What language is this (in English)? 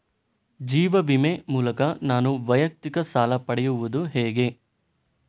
Kannada